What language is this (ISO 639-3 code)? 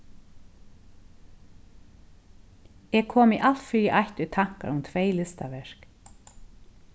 fao